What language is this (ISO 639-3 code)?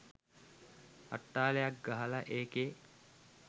sin